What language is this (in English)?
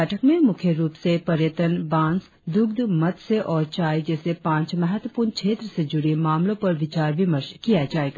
Hindi